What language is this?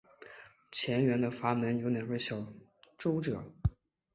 Chinese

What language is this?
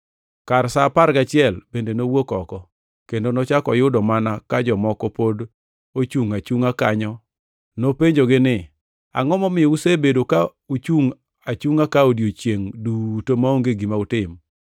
Luo (Kenya and Tanzania)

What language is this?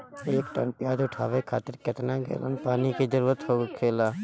Bhojpuri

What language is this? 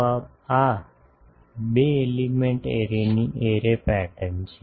Gujarati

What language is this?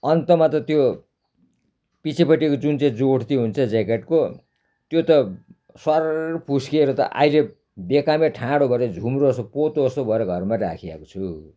Nepali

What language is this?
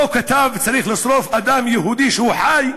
Hebrew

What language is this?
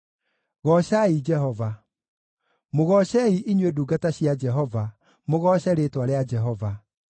Kikuyu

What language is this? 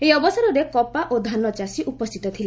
Odia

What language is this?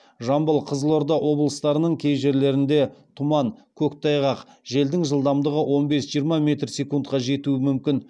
Kazakh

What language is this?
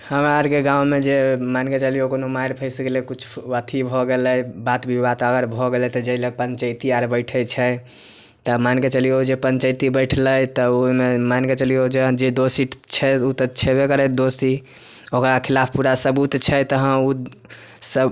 Maithili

